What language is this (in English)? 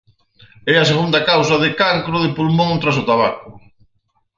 Galician